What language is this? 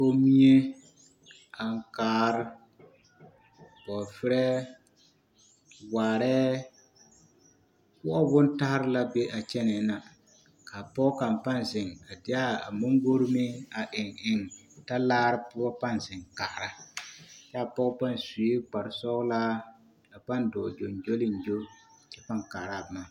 Southern Dagaare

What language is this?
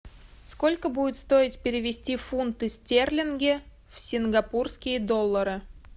Russian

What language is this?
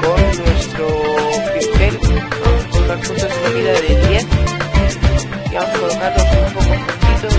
Spanish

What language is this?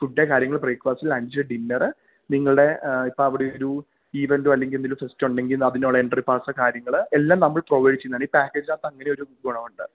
Malayalam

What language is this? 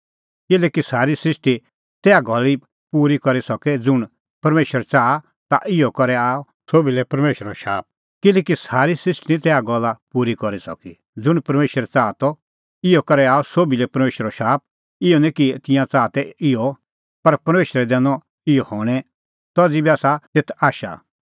Kullu Pahari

